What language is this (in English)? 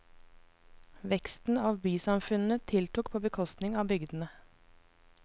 Norwegian